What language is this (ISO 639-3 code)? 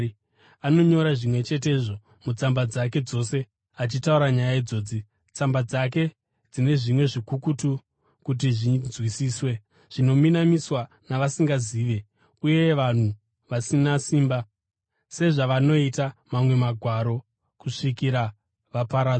sna